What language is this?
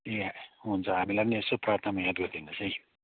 Nepali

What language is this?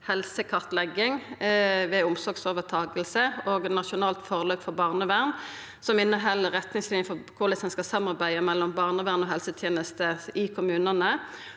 Norwegian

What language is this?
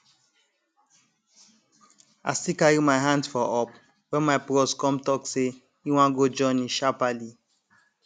Nigerian Pidgin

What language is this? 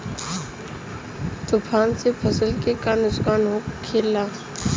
Bhojpuri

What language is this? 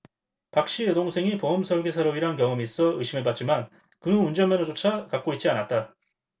Korean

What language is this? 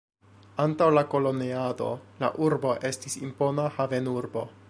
Esperanto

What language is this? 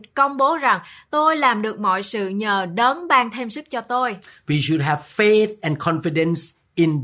Vietnamese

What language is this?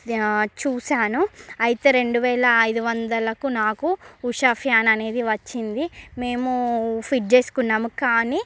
Telugu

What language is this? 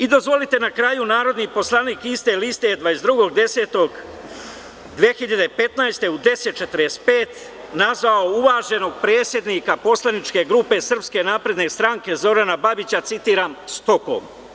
Serbian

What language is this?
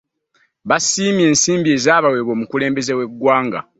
Ganda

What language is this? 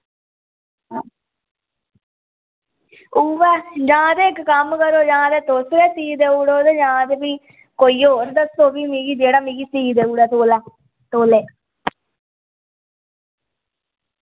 Dogri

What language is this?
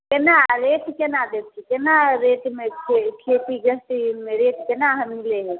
Maithili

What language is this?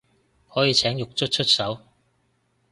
Cantonese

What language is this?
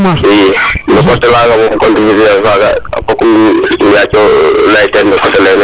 Serer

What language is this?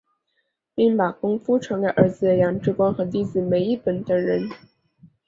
Chinese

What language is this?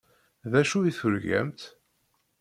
Kabyle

